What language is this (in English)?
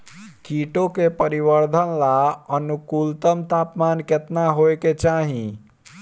Bhojpuri